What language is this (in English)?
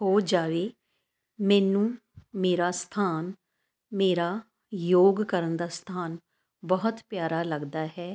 Punjabi